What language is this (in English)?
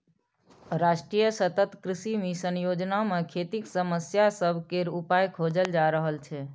Maithili